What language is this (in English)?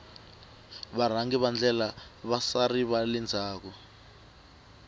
Tsonga